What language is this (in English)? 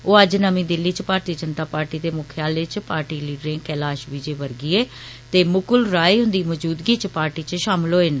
Dogri